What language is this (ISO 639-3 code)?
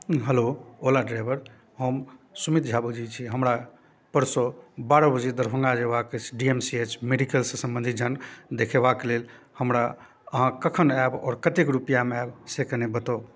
mai